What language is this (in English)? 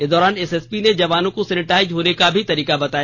Hindi